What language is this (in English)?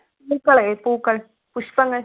Malayalam